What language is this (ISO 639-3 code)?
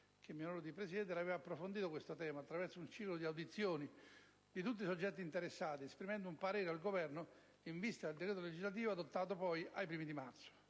ita